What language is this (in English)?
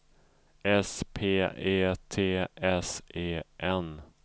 Swedish